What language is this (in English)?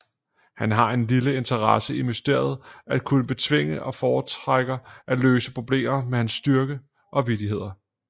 Danish